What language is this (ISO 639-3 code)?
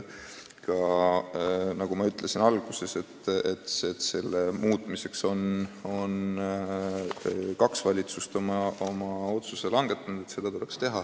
est